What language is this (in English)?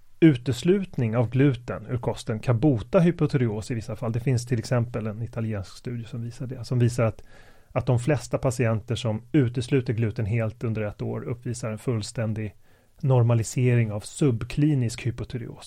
Swedish